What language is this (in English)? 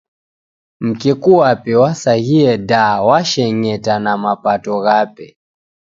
Taita